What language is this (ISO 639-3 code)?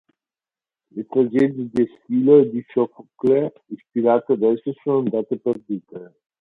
ita